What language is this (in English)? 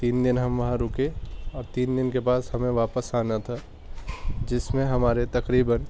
Urdu